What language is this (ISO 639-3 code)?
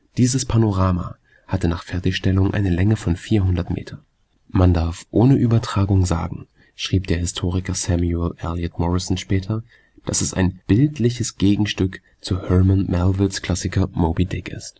deu